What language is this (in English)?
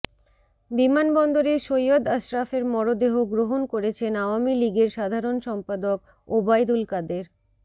Bangla